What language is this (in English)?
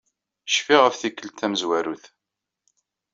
Kabyle